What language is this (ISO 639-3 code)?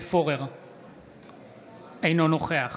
heb